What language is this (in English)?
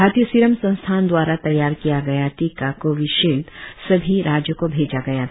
Hindi